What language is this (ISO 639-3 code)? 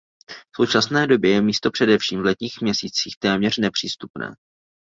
ces